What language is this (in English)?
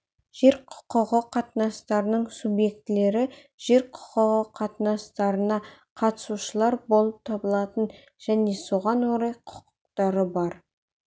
Kazakh